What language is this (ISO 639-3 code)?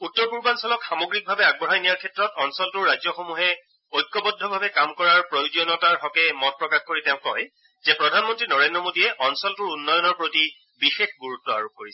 asm